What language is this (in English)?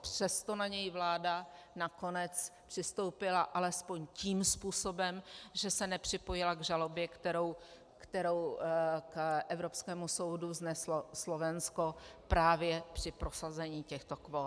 Czech